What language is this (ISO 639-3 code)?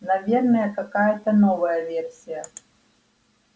rus